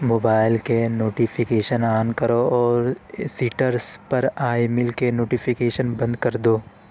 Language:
Urdu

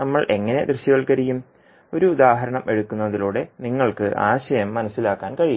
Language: Malayalam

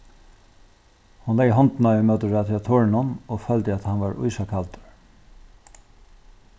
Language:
Faroese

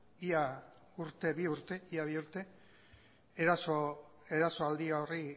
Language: Basque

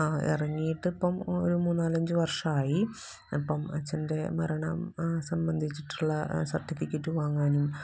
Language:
Malayalam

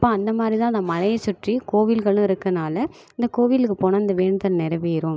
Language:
Tamil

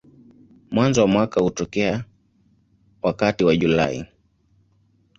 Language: Swahili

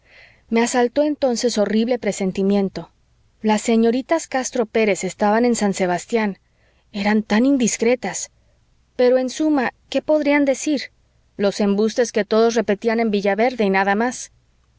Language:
Spanish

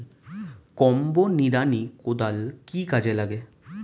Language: Bangla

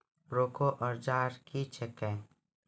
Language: Maithili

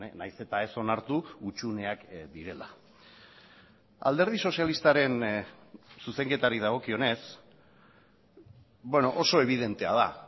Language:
Basque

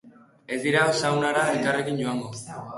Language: Basque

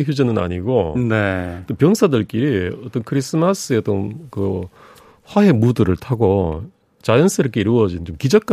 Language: Korean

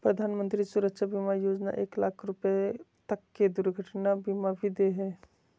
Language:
Magahi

